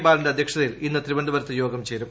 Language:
Malayalam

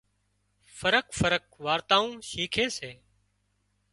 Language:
Wadiyara Koli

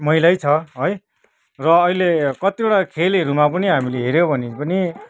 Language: Nepali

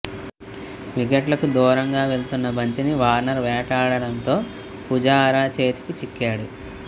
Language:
Telugu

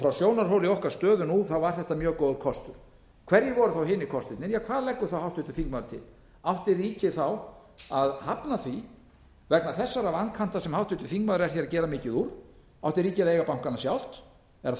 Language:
Icelandic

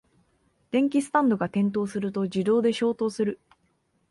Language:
Japanese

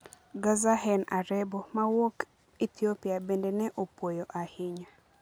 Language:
Luo (Kenya and Tanzania)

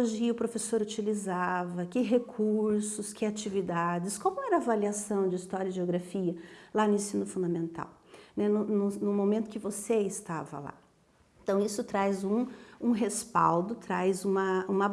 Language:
Portuguese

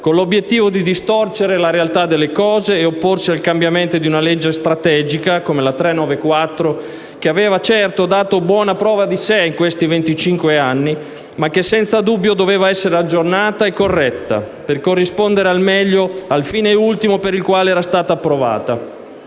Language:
Italian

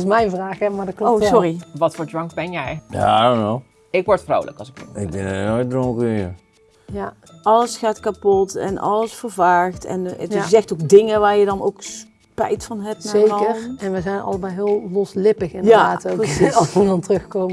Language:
Dutch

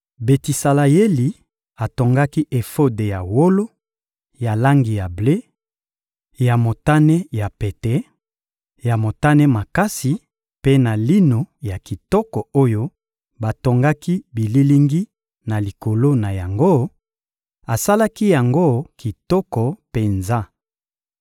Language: Lingala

